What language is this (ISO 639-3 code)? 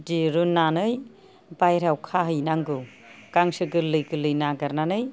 brx